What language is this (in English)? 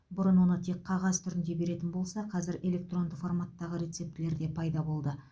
Kazakh